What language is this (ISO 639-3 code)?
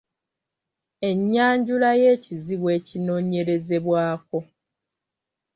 lug